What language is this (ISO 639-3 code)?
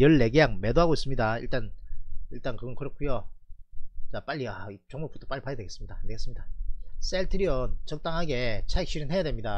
kor